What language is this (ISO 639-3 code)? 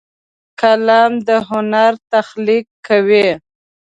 pus